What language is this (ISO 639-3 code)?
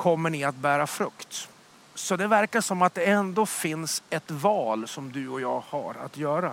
swe